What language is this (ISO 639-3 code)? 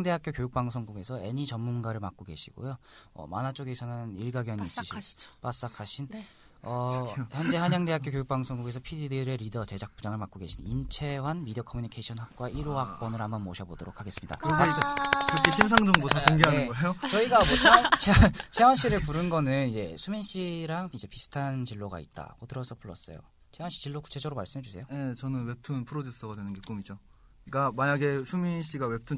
kor